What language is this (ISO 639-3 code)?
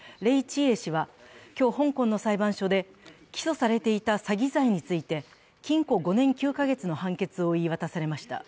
jpn